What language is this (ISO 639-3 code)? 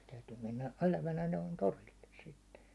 fin